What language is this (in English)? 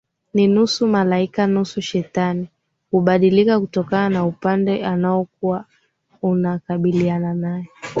Swahili